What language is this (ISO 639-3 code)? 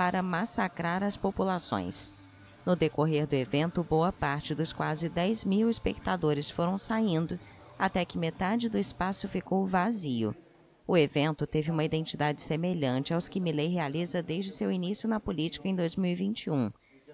por